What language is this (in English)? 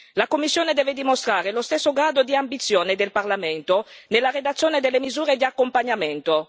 Italian